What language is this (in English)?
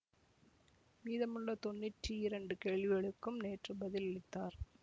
Tamil